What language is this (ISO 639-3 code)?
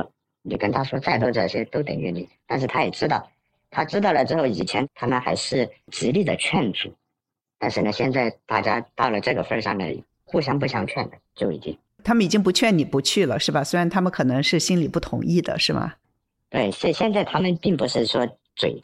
zho